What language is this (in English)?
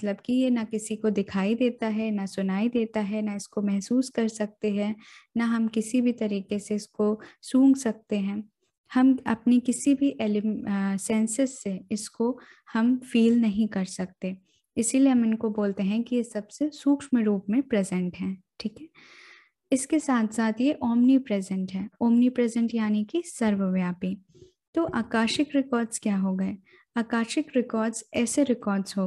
Hindi